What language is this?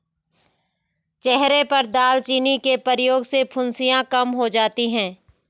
Hindi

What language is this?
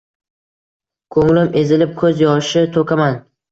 Uzbek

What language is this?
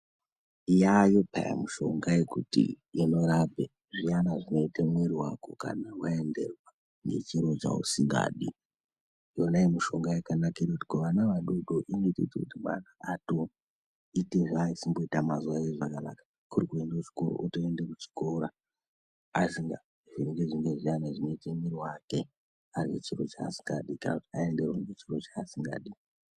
Ndau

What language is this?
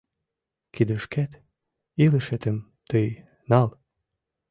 Mari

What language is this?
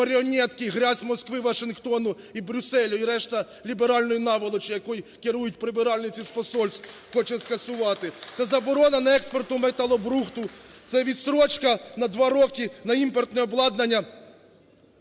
Ukrainian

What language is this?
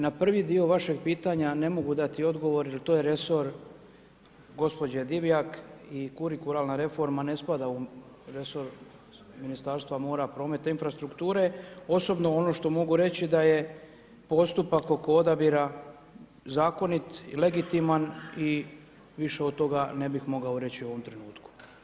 Croatian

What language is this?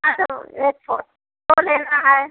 Hindi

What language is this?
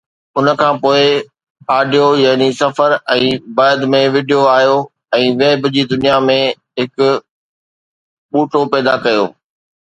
Sindhi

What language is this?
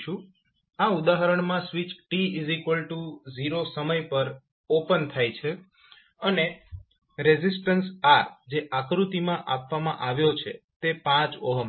Gujarati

